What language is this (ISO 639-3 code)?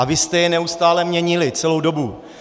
ces